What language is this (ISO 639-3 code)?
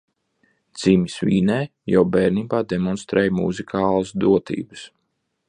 lav